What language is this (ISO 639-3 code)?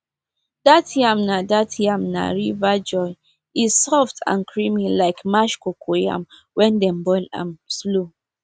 pcm